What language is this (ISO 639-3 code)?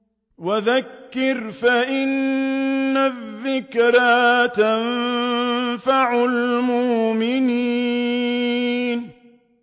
ara